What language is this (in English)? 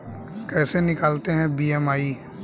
Hindi